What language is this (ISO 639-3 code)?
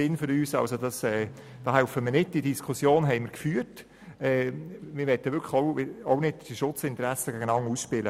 gsw